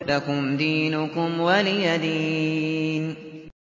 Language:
Arabic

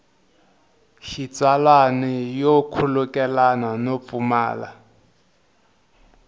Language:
Tsonga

